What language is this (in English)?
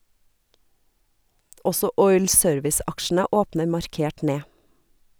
Norwegian